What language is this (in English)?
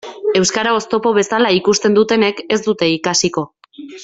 Basque